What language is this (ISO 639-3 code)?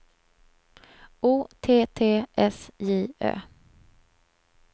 swe